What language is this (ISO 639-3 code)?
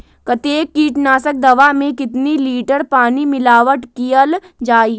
mag